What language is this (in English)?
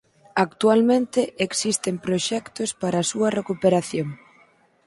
Galician